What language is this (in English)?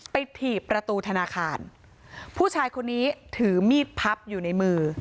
Thai